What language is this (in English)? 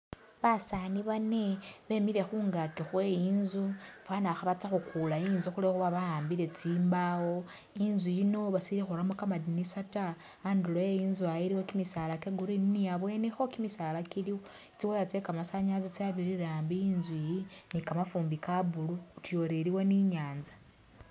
Masaaba